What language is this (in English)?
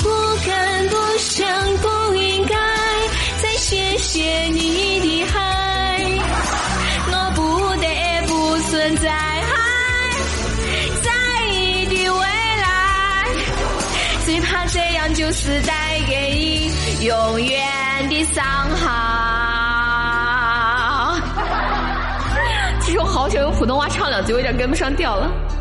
Chinese